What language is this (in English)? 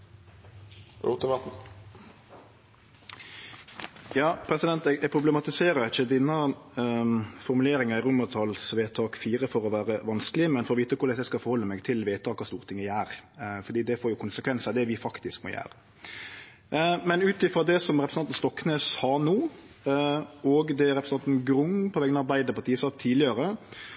Norwegian